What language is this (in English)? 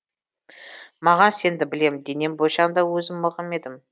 Kazakh